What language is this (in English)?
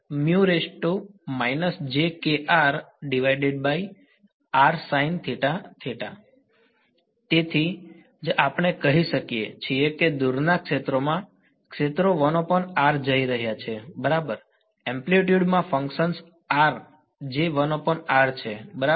Gujarati